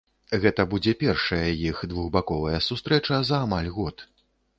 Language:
Belarusian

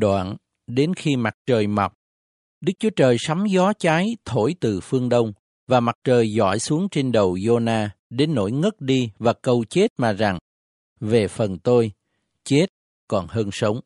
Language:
Vietnamese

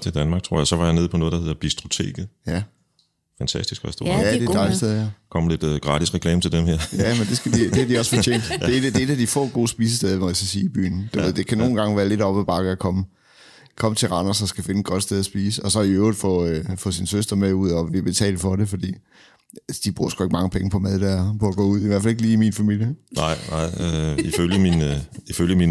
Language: Danish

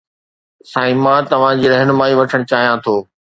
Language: Sindhi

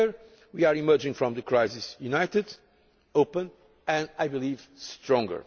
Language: English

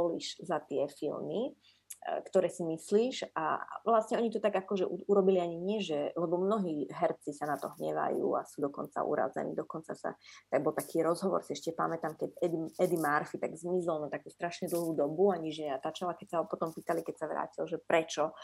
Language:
Slovak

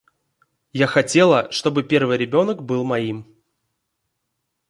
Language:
Russian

